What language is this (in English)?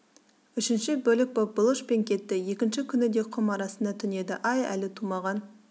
Kazakh